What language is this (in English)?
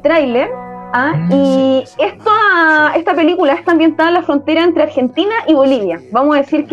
Spanish